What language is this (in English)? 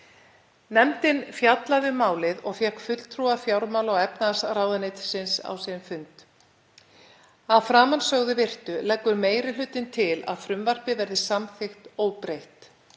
Icelandic